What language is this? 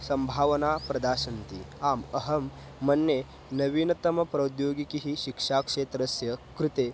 Sanskrit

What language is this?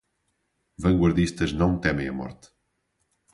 Portuguese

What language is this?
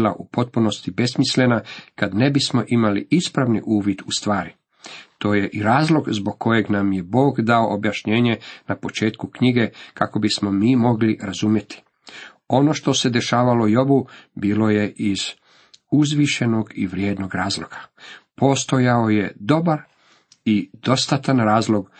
Croatian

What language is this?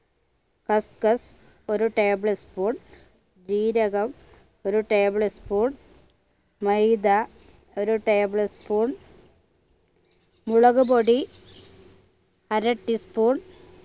Malayalam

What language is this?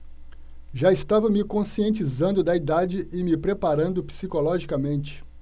Portuguese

